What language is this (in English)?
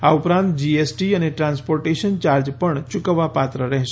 Gujarati